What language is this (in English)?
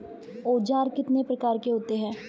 Hindi